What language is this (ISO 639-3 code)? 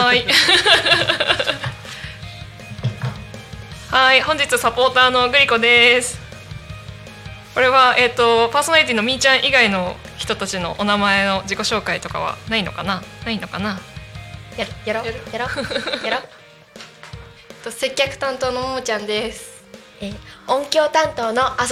jpn